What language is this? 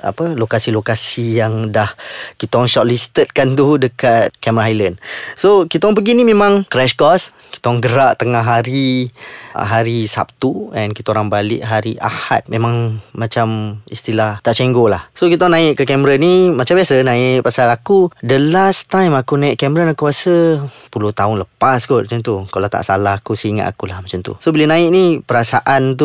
Malay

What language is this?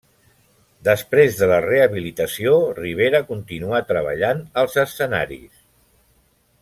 Catalan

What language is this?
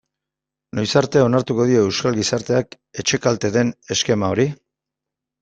Basque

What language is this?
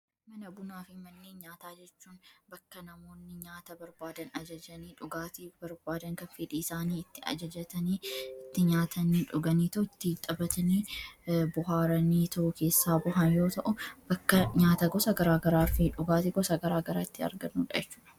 Oromo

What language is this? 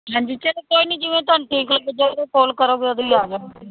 Punjabi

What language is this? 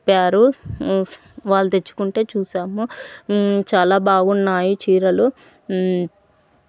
Telugu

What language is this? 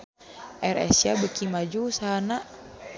Sundanese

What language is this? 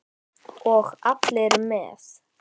Icelandic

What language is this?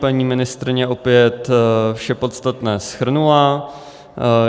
Czech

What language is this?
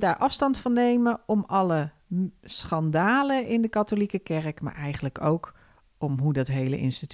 Dutch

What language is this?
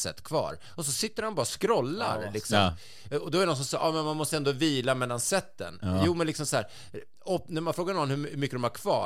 Swedish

